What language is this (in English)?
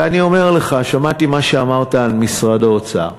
Hebrew